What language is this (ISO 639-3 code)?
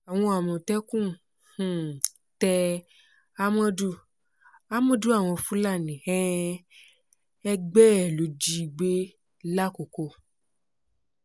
yor